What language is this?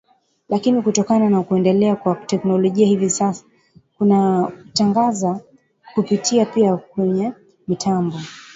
Swahili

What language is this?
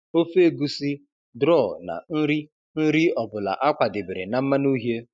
Igbo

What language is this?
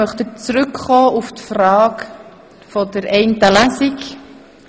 Swiss German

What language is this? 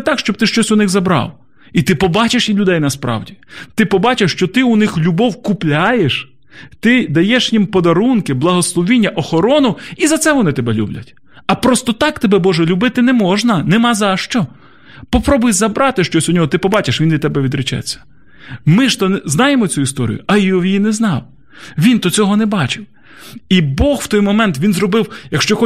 Ukrainian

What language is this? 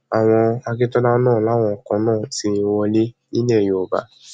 Yoruba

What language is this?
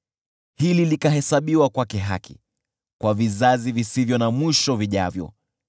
Swahili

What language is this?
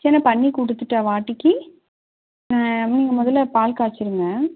Tamil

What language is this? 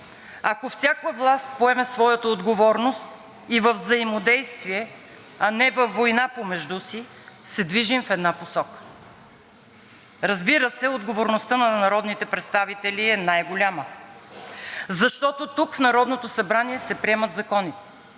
Bulgarian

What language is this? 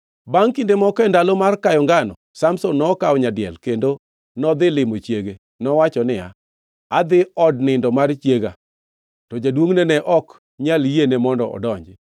Luo (Kenya and Tanzania)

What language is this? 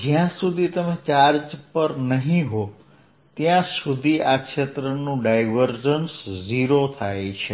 Gujarati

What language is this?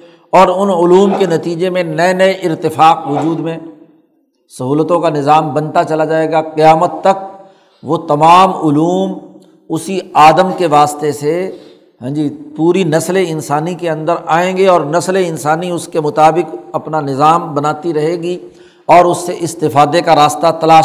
Urdu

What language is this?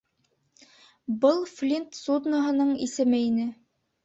Bashkir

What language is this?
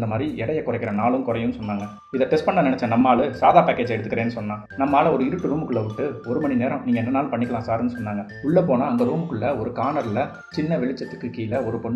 Tamil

